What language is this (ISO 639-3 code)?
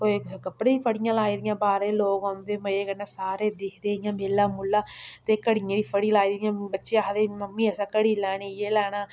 doi